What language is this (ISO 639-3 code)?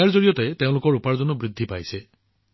asm